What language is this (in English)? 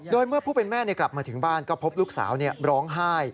Thai